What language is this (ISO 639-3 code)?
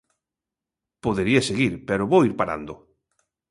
glg